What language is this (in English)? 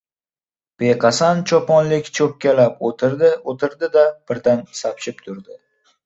Uzbek